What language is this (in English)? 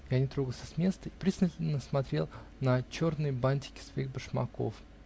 Russian